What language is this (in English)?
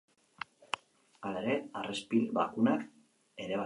Basque